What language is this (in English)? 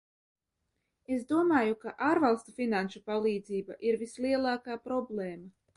Latvian